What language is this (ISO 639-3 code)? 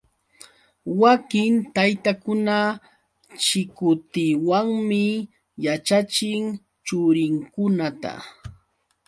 qux